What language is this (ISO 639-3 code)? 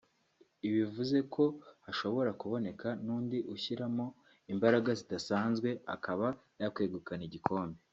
kin